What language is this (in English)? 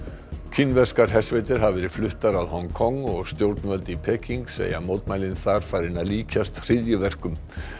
Icelandic